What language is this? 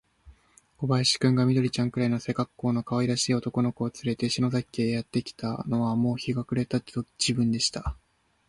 Japanese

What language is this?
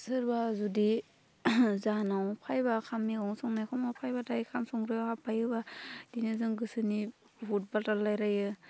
Bodo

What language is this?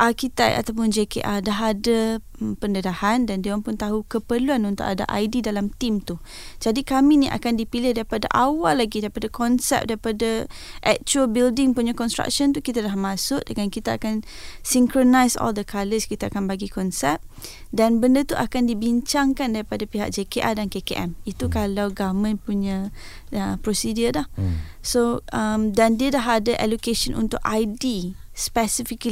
Malay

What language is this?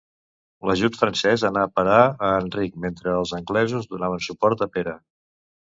Catalan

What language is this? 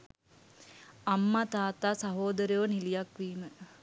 Sinhala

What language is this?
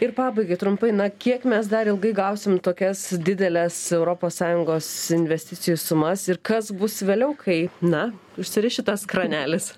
Lithuanian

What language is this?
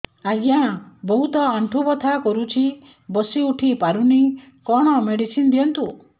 Odia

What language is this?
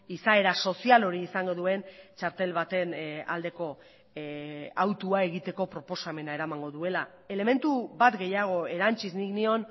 Basque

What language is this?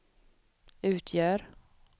Swedish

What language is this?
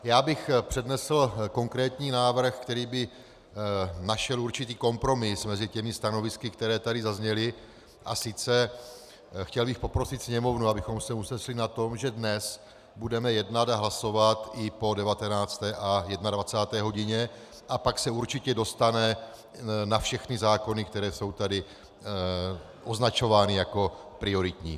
Czech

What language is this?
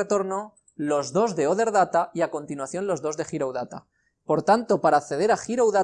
Spanish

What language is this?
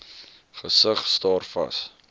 Afrikaans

